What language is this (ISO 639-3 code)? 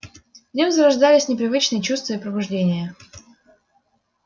rus